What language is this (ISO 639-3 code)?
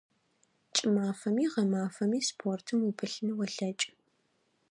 ady